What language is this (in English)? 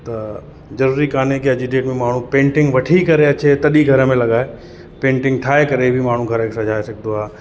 Sindhi